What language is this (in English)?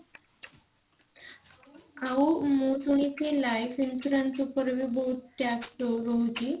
Odia